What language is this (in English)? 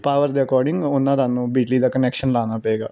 Punjabi